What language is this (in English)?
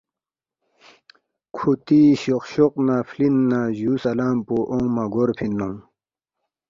Balti